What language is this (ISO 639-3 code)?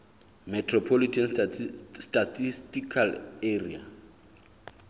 sot